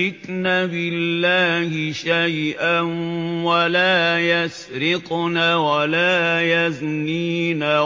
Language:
Arabic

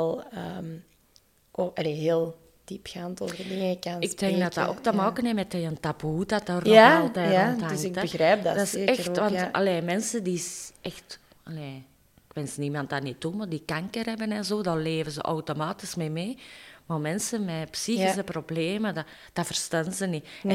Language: Dutch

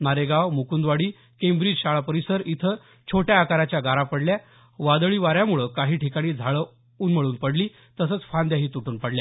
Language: Marathi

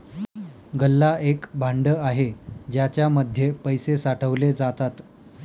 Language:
Marathi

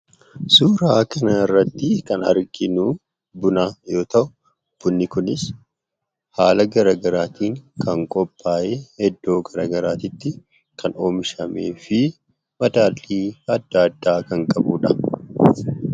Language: Oromo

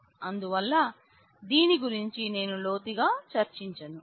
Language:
Telugu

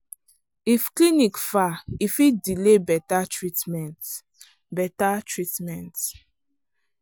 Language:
Nigerian Pidgin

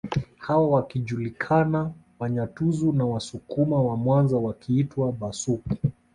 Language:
Swahili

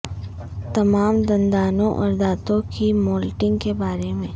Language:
Urdu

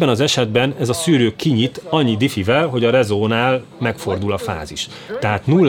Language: Hungarian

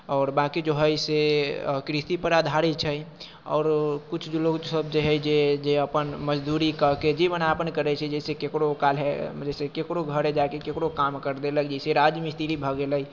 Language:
Maithili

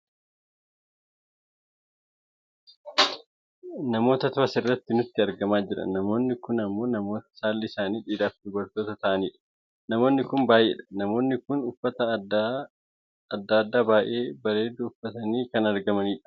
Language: Oromo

